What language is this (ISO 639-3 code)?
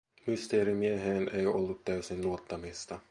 fin